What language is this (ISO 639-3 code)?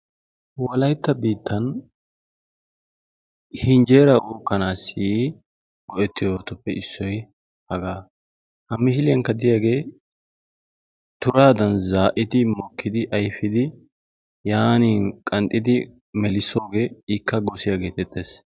wal